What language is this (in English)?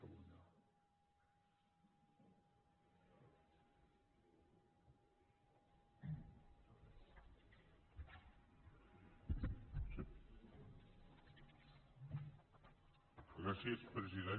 Catalan